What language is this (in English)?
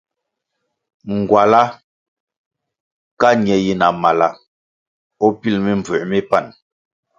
Kwasio